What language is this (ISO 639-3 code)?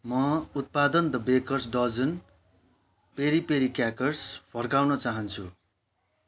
nep